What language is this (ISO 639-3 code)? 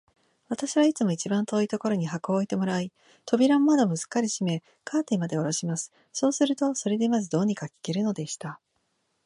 jpn